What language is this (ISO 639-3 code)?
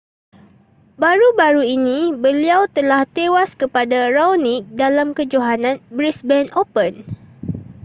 msa